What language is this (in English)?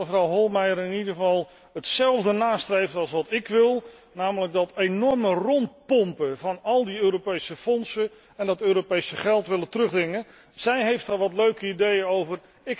Dutch